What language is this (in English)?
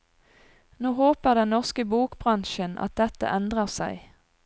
Norwegian